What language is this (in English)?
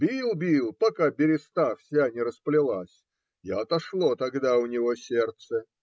Russian